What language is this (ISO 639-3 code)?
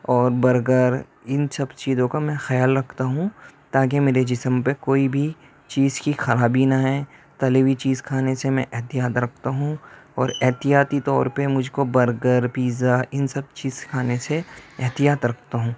urd